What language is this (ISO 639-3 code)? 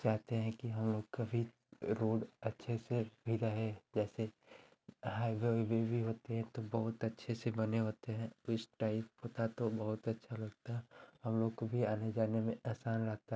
hin